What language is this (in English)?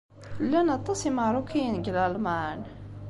Kabyle